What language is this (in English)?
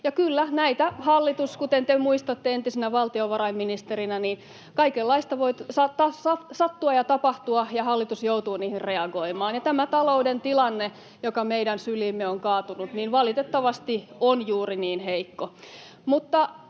Finnish